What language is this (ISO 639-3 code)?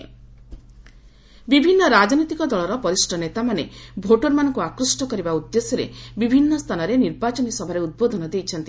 ori